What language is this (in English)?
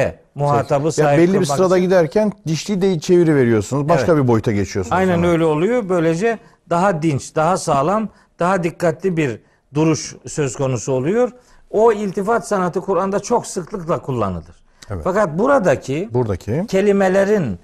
Turkish